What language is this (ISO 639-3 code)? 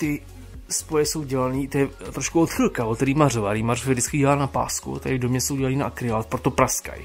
ces